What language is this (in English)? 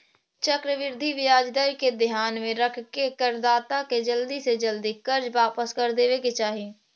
Magahi